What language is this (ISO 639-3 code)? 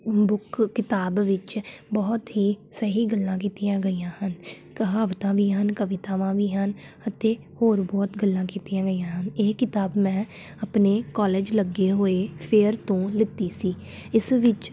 pan